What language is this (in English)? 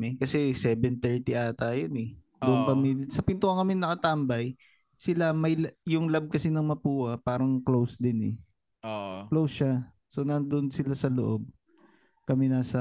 Filipino